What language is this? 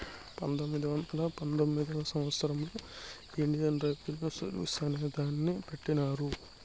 Telugu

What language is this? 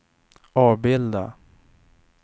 Swedish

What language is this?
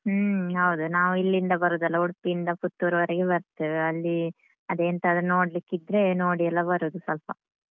Kannada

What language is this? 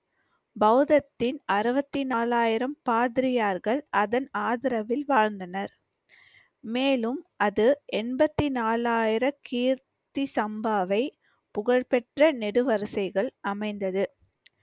Tamil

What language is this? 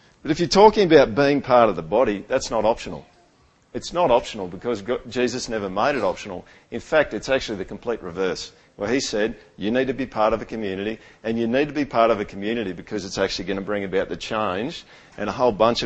English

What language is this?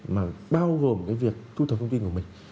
Vietnamese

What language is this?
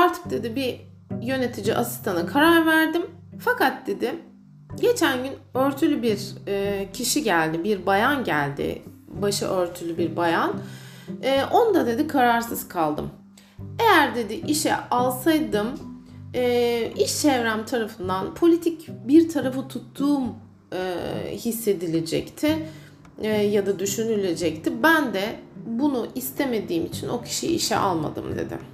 Turkish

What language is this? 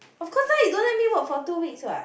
English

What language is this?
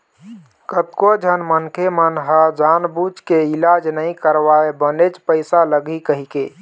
Chhattisgarhi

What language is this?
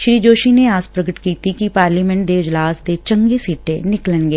Punjabi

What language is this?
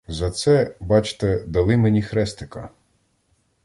Ukrainian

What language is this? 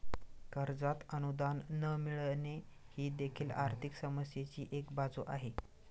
Marathi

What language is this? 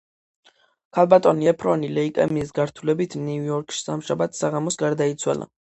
Georgian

